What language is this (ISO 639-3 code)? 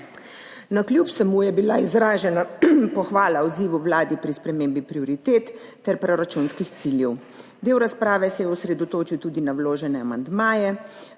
slv